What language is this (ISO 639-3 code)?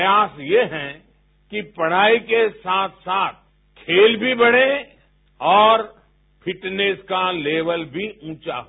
hin